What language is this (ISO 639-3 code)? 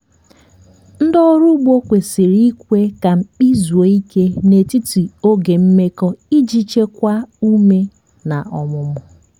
ibo